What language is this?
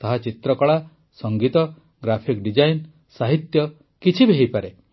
Odia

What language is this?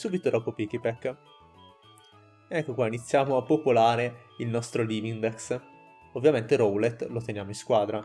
Italian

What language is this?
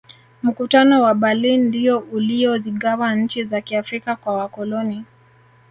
Swahili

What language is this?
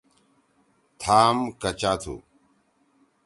Torwali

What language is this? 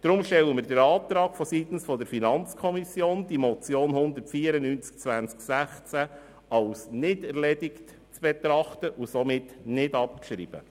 Swiss German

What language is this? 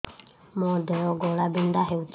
Odia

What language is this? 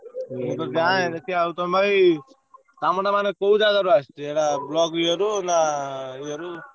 Odia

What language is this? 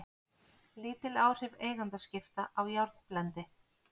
Icelandic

